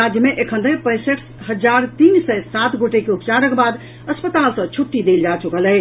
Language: Maithili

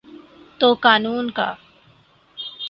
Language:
Urdu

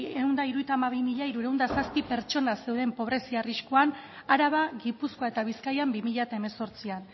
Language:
Basque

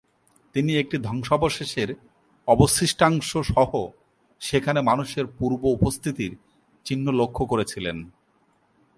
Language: Bangla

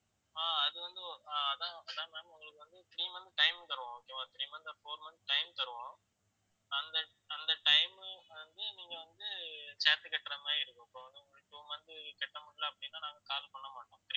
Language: Tamil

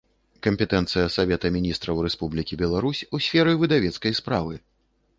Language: Belarusian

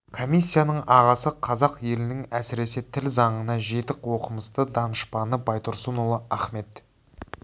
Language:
Kazakh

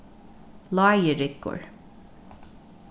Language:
Faroese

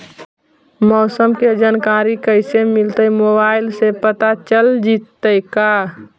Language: Magahi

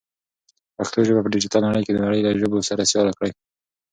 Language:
Pashto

